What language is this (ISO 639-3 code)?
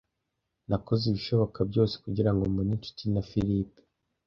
kin